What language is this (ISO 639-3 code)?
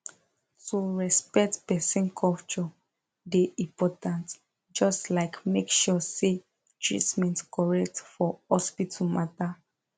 pcm